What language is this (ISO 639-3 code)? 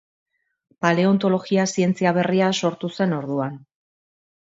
eus